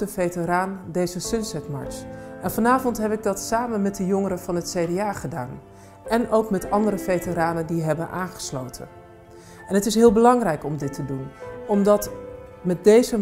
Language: Dutch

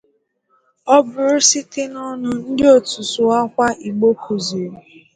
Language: Igbo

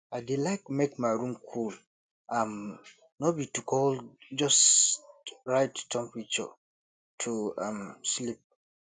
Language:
Nigerian Pidgin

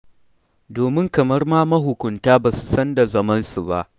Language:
Hausa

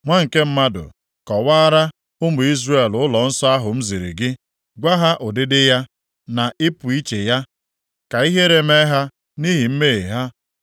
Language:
Igbo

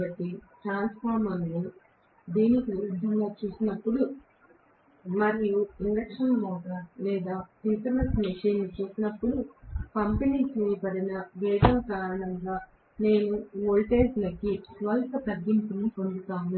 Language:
Telugu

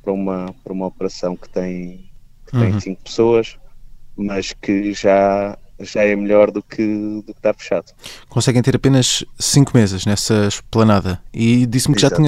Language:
Portuguese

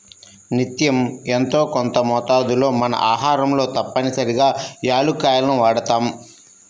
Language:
Telugu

